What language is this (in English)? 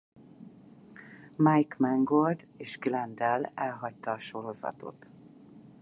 Hungarian